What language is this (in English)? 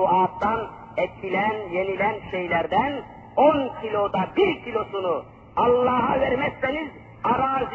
Turkish